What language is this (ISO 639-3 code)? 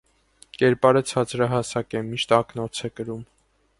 hye